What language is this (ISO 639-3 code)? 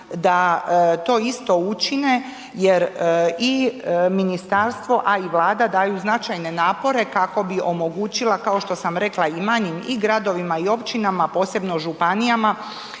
hrv